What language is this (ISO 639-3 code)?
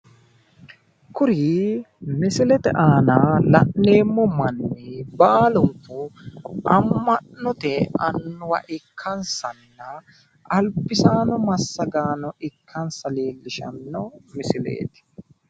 sid